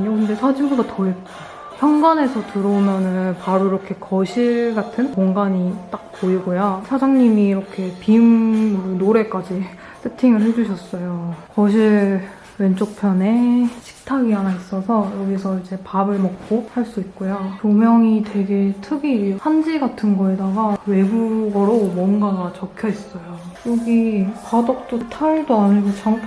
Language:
Korean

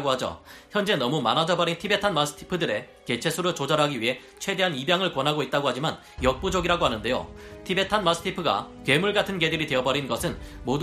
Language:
Korean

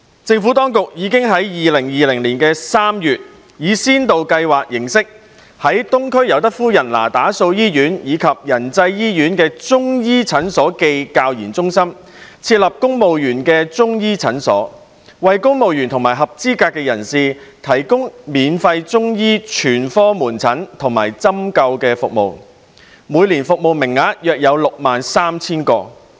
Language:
Cantonese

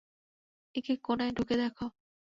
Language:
Bangla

